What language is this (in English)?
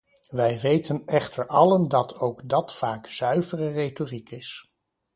Dutch